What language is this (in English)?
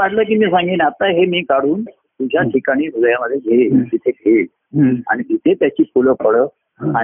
Marathi